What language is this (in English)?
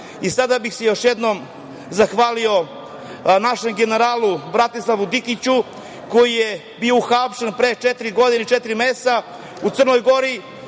Serbian